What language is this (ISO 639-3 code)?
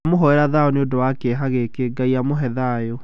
kik